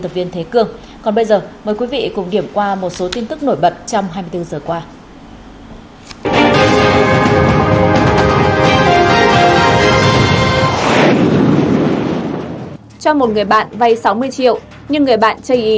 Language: Vietnamese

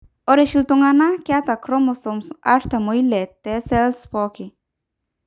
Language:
Masai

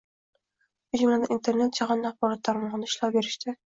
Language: Uzbek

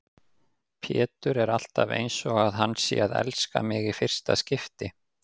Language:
Icelandic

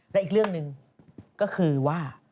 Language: Thai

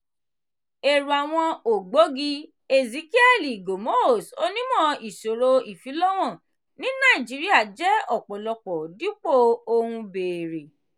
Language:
Yoruba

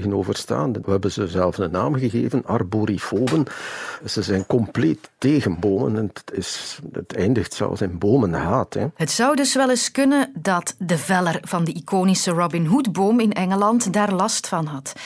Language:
Dutch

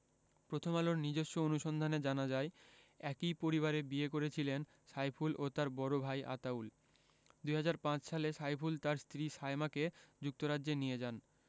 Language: Bangla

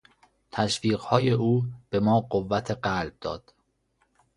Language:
Persian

